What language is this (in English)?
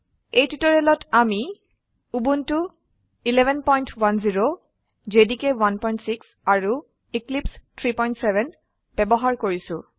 Assamese